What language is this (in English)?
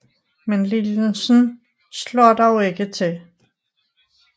Danish